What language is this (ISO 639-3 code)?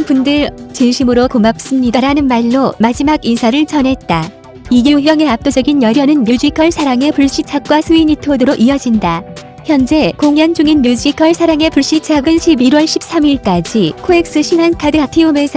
kor